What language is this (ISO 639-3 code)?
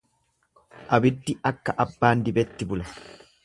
orm